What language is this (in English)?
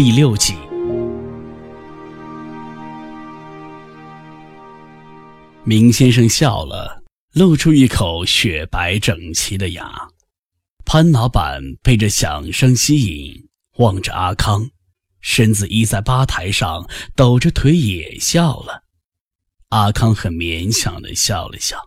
Chinese